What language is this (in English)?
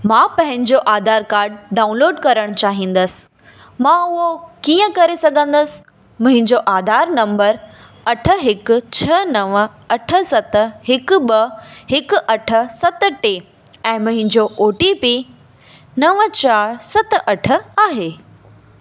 Sindhi